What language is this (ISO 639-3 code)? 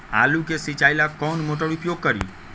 mag